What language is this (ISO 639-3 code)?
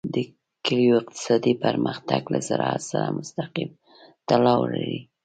pus